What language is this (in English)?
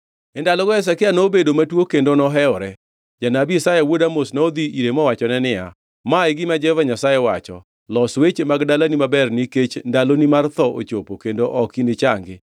Luo (Kenya and Tanzania)